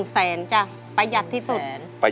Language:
Thai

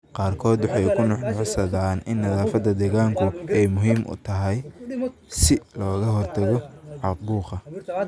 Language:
Somali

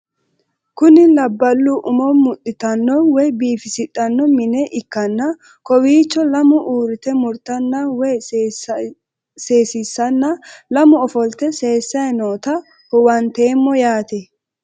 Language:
Sidamo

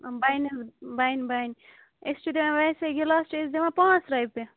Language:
Kashmiri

